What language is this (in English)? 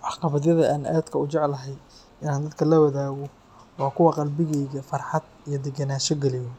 Somali